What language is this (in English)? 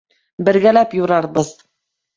Bashkir